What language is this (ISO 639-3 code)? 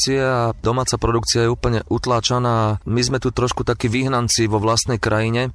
slk